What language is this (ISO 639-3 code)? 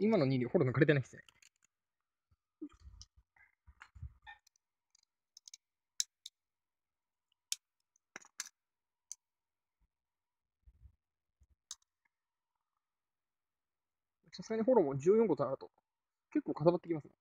jpn